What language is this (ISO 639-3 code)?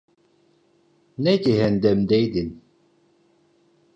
tur